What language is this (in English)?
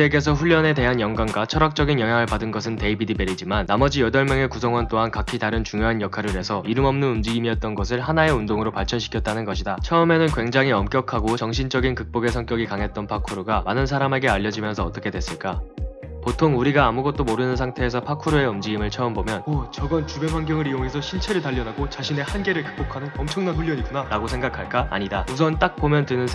Korean